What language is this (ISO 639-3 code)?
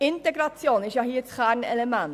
gsw